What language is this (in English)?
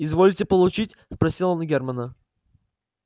Russian